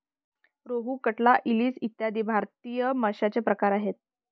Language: Marathi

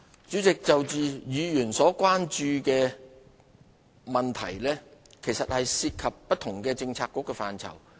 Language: Cantonese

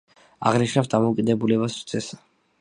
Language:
Georgian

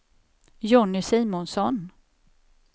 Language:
Swedish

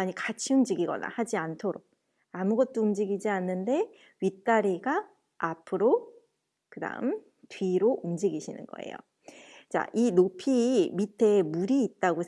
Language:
Korean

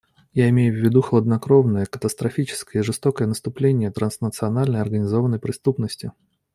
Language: Russian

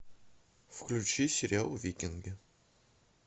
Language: Russian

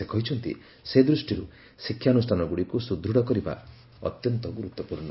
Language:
Odia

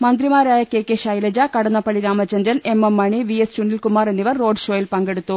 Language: Malayalam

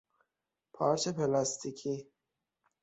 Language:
Persian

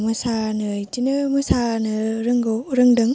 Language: Bodo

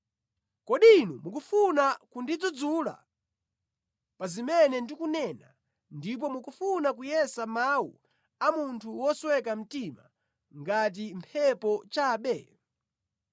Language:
Nyanja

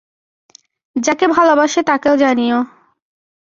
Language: Bangla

